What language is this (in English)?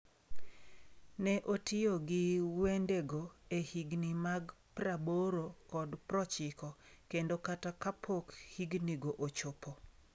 Luo (Kenya and Tanzania)